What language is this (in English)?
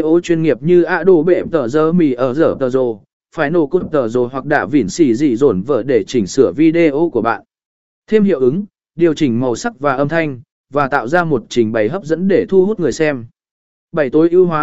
Vietnamese